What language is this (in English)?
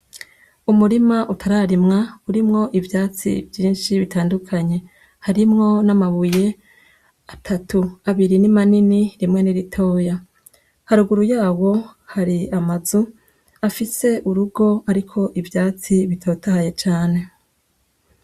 Rundi